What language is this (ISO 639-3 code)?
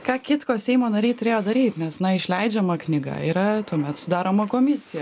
lit